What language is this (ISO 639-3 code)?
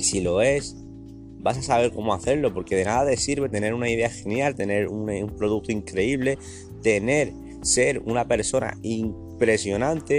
spa